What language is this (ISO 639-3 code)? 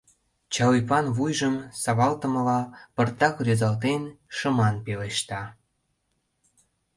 chm